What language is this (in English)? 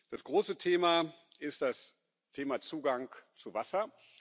German